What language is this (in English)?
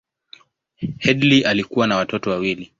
Swahili